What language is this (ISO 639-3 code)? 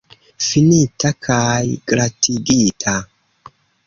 epo